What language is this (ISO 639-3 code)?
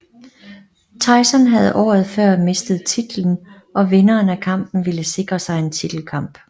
dan